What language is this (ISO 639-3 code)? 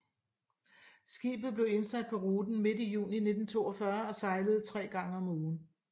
dan